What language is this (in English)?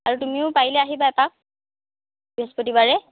Assamese